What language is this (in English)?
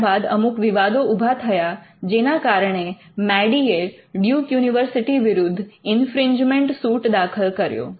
Gujarati